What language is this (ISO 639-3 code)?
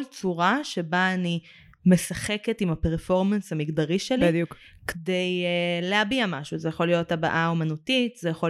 heb